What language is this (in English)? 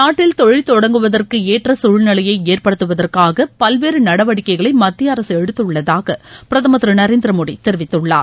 Tamil